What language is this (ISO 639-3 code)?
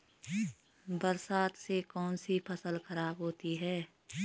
hin